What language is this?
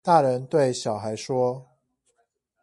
Chinese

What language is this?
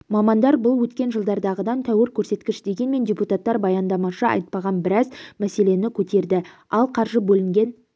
Kazakh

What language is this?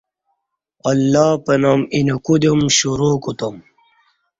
Kati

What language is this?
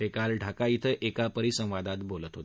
Marathi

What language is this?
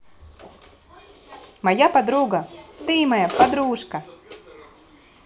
Russian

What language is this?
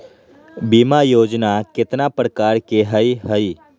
Magahi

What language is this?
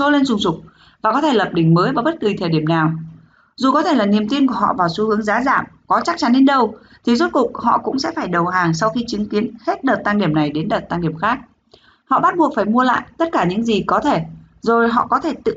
Vietnamese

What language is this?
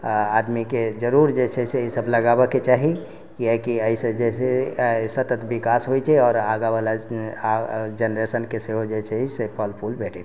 Maithili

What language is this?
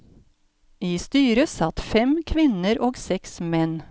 Norwegian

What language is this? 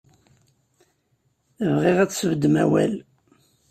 Kabyle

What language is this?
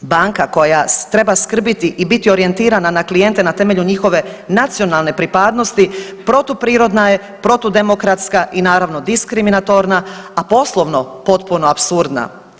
Croatian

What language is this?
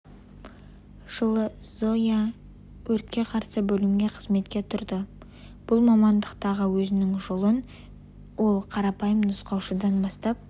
Kazakh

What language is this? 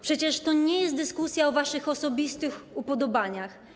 Polish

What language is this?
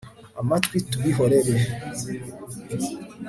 Kinyarwanda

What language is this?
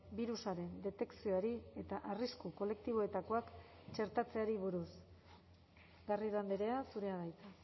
Basque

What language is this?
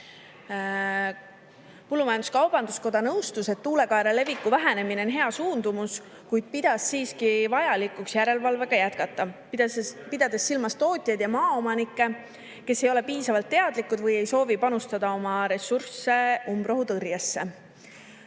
Estonian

